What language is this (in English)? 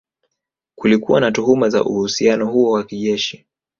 Swahili